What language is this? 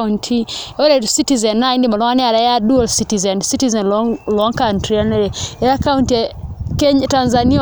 Masai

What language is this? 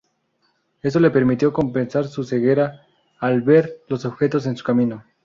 Spanish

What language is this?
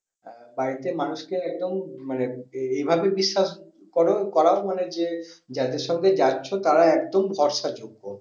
Bangla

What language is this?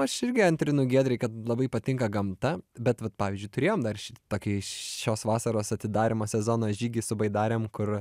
Lithuanian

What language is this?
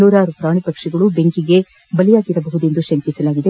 Kannada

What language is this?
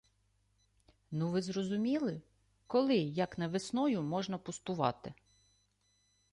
Ukrainian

